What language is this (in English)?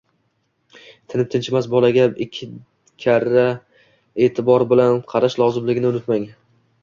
Uzbek